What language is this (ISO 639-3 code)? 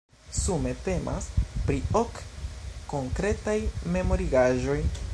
epo